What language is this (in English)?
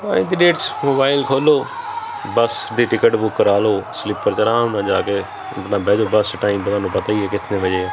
Punjabi